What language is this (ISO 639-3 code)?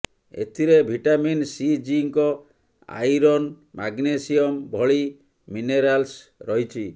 ori